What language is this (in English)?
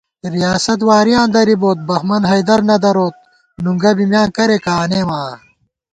Gawar-Bati